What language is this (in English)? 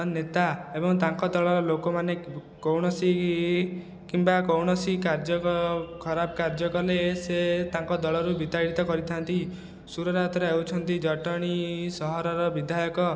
Odia